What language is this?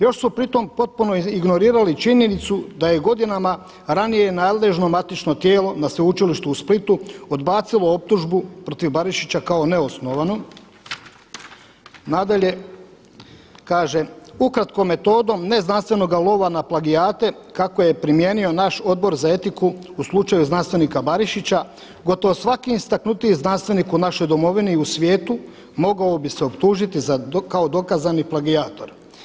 Croatian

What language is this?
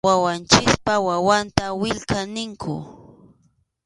Arequipa-La Unión Quechua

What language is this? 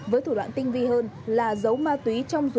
Vietnamese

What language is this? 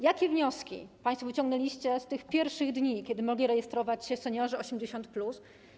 Polish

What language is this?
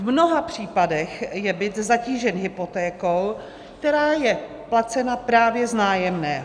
Czech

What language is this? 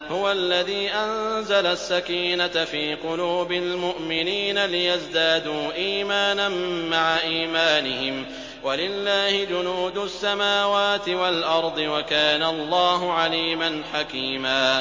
Arabic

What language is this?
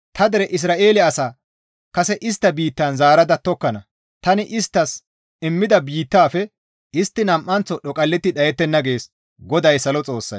Gamo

